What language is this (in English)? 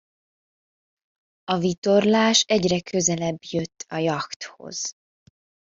Hungarian